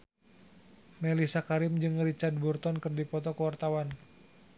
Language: Sundanese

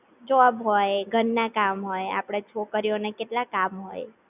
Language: Gujarati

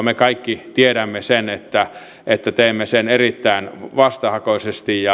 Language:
Finnish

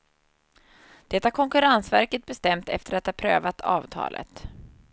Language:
Swedish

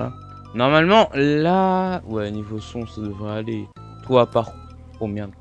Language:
French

